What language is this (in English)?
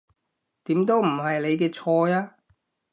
Cantonese